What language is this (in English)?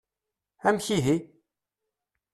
Kabyle